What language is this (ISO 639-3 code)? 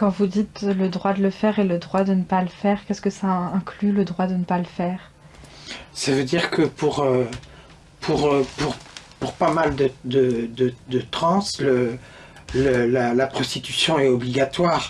fra